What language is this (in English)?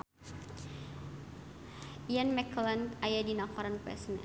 Sundanese